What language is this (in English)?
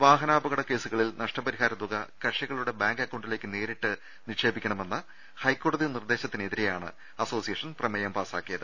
Malayalam